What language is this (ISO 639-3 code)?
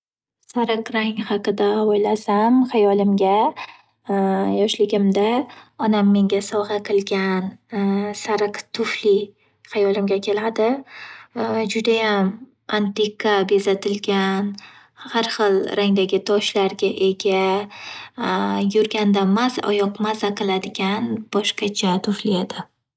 uzb